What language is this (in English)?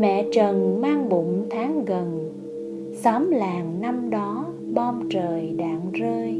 Vietnamese